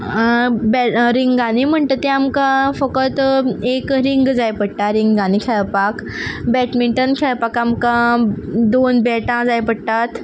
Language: Konkani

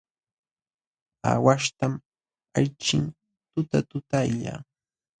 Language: Jauja Wanca Quechua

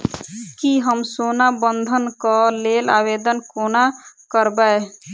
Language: Maithili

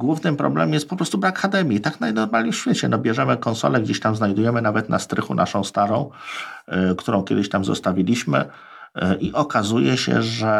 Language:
Polish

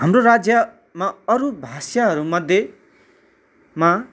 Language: Nepali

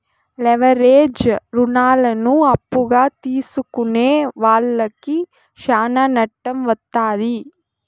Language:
Telugu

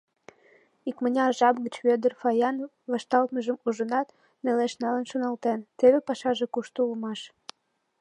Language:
Mari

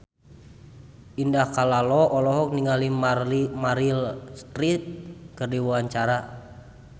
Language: Sundanese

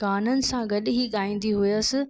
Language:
Sindhi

